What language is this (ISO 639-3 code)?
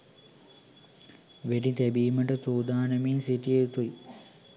sin